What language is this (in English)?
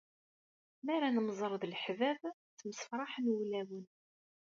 Kabyle